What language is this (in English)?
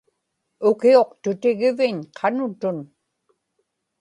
Inupiaq